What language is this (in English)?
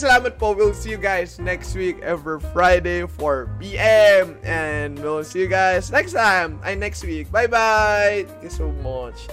Filipino